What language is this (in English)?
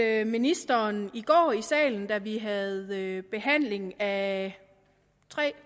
Danish